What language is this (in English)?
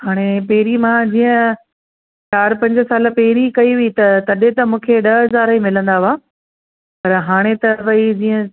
Sindhi